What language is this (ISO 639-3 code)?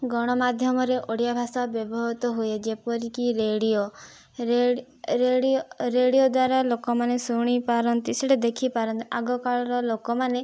ori